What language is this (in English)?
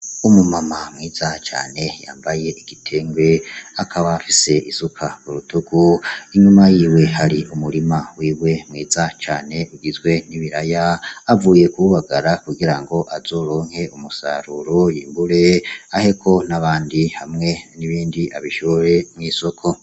Rundi